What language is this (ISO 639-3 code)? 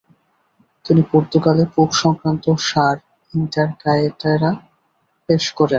ben